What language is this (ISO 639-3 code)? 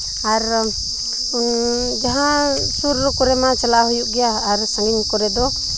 sat